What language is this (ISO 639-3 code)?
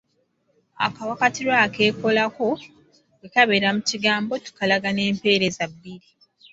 lug